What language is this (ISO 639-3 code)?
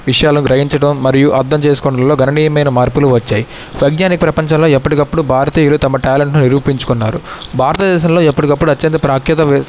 tel